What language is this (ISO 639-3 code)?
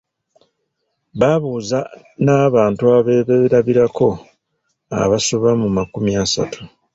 lug